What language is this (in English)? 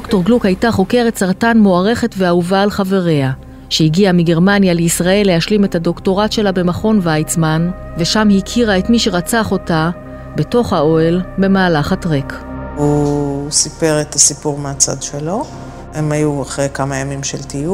Hebrew